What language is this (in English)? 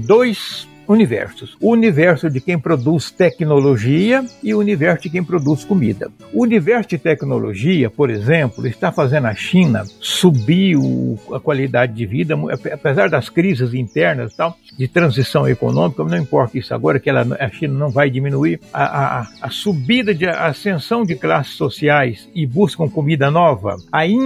Portuguese